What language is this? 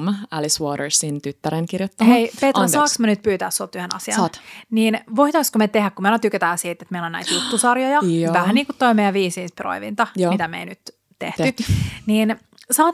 Finnish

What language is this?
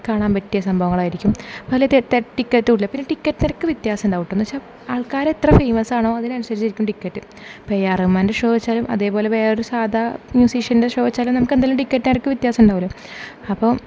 Malayalam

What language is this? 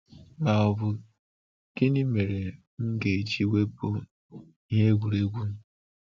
Igbo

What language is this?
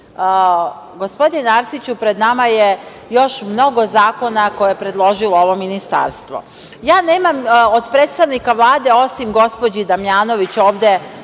Serbian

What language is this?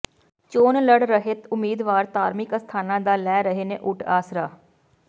Punjabi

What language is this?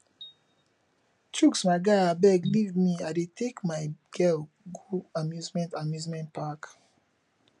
Nigerian Pidgin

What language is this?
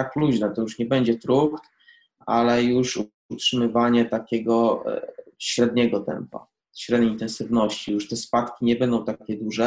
Polish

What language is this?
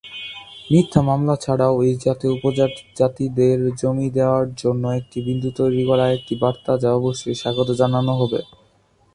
Bangla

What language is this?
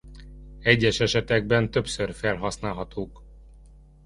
Hungarian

